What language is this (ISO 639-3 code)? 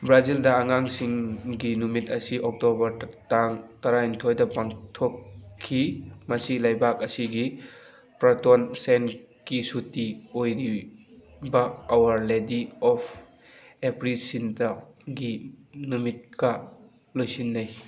mni